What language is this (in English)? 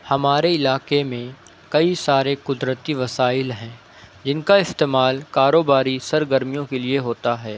Urdu